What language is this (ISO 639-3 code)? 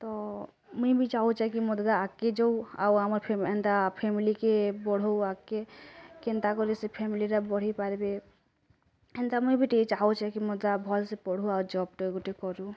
ori